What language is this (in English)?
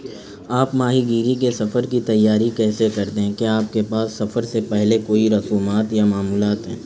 Urdu